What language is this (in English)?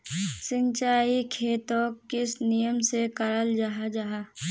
Magahi